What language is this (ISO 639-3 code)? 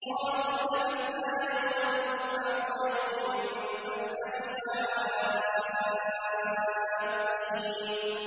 ara